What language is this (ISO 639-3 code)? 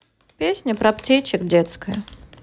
rus